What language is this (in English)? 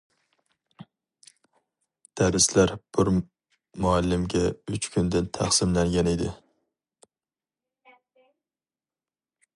Uyghur